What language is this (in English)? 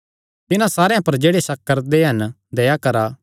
Kangri